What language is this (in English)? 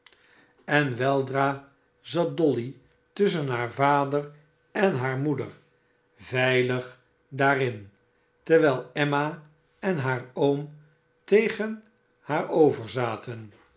Dutch